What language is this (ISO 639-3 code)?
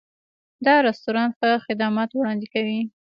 pus